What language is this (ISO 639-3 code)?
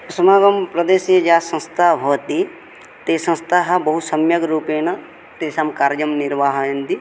san